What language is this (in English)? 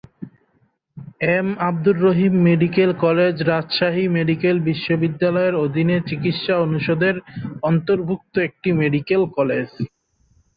Bangla